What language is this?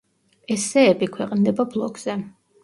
Georgian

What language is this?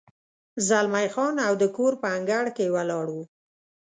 Pashto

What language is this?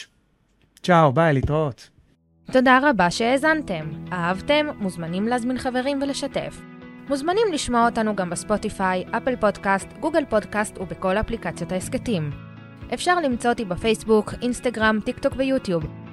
Hebrew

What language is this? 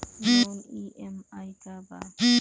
Bhojpuri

